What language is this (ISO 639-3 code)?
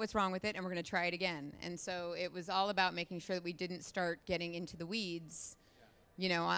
eng